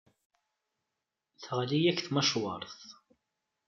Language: Kabyle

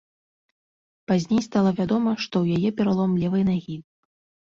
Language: Belarusian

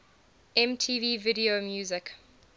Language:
English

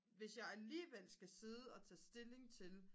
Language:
Danish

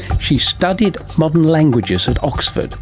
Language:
English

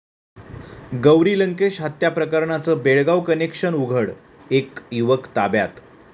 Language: Marathi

